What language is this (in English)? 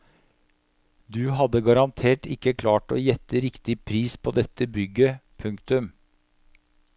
Norwegian